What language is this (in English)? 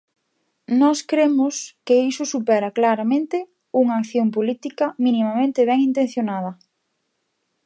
Galician